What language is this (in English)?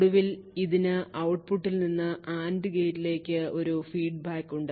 Malayalam